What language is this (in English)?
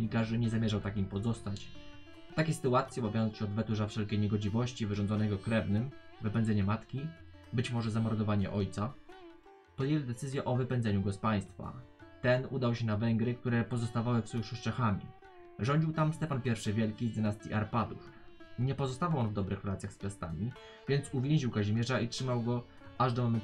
Polish